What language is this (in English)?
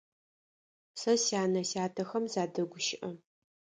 Adyghe